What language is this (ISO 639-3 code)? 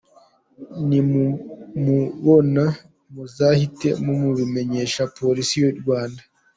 kin